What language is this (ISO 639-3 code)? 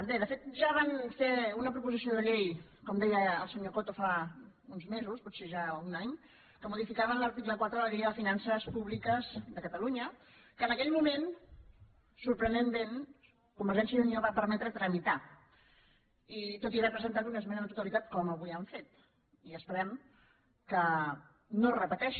cat